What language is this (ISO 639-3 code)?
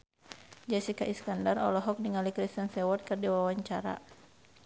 sun